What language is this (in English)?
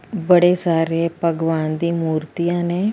Punjabi